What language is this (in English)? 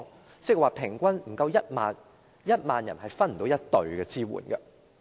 Cantonese